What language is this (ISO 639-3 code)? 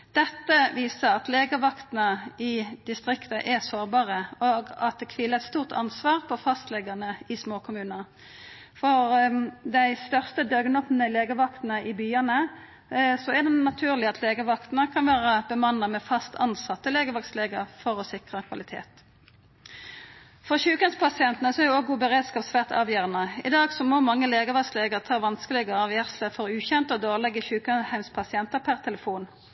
nno